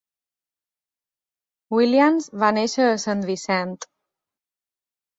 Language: Catalan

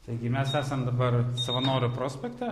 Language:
Lithuanian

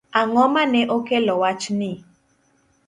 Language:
Luo (Kenya and Tanzania)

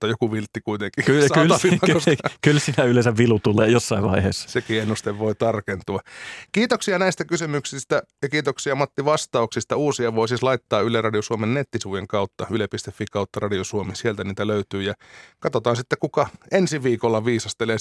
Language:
Finnish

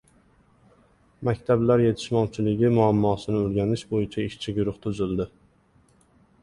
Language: Uzbek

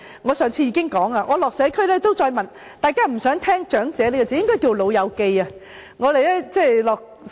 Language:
Cantonese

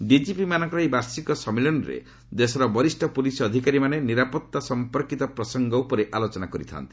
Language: Odia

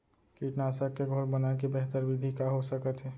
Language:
Chhattisgarhi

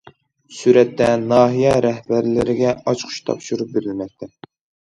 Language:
Uyghur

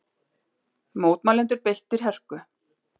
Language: Icelandic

